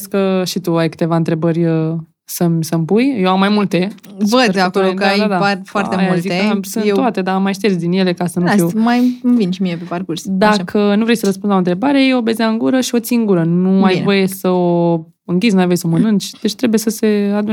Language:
Romanian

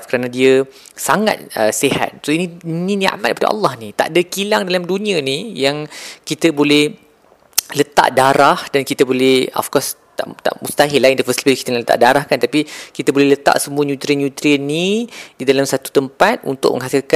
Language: Malay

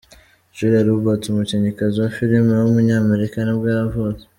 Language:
Kinyarwanda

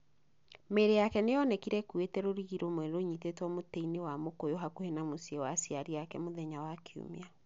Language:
Kikuyu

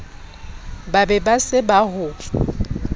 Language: Southern Sotho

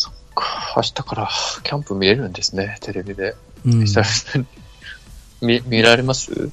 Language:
Japanese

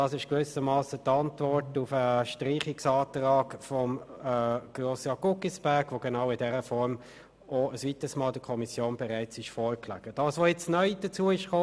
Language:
Swiss German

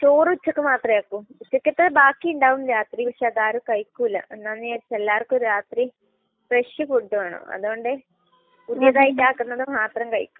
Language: Malayalam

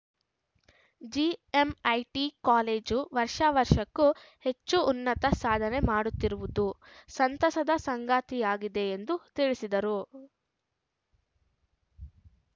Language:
Kannada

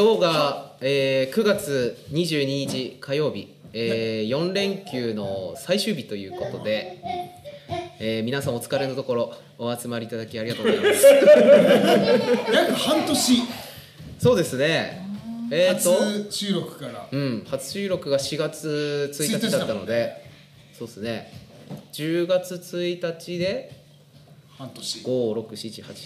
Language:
Japanese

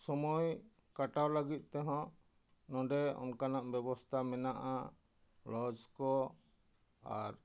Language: Santali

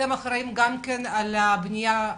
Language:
Hebrew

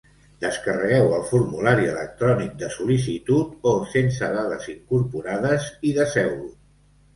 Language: Catalan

